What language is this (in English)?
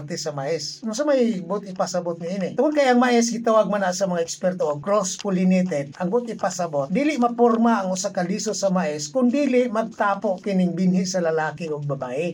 Filipino